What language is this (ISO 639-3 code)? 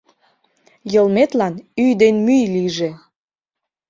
chm